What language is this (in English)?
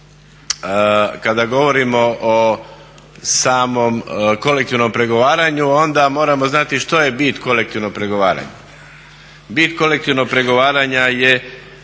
Croatian